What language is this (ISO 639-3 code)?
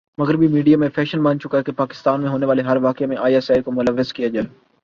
urd